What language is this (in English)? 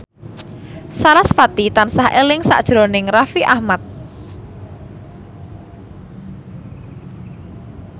Javanese